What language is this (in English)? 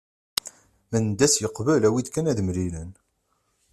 Kabyle